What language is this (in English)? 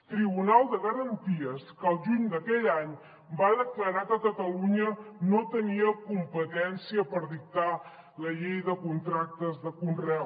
Catalan